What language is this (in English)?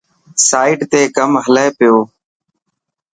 Dhatki